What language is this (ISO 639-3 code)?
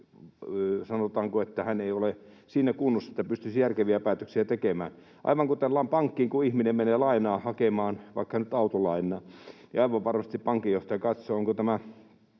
fin